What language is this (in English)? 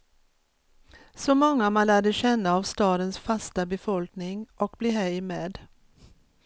Swedish